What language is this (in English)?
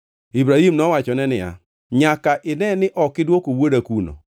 Luo (Kenya and Tanzania)